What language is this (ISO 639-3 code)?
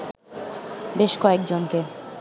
ben